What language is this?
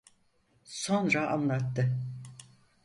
Turkish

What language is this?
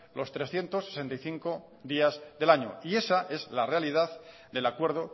Spanish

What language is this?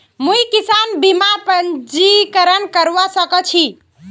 Magahi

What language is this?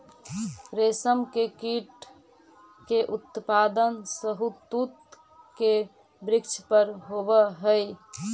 Magahi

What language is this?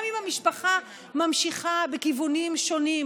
Hebrew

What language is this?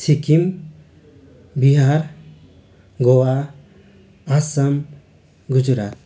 Nepali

